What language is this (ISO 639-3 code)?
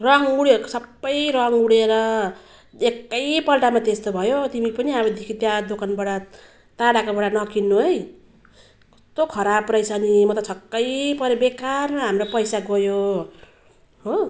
nep